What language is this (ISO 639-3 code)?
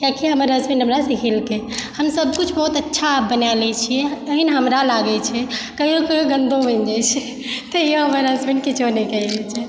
mai